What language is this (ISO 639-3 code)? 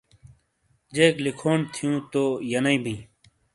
scl